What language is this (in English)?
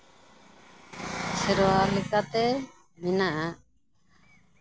Santali